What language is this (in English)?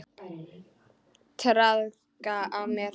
Icelandic